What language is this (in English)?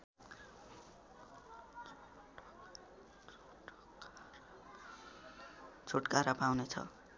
Nepali